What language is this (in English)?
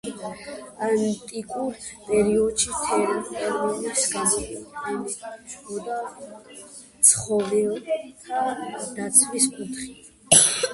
Georgian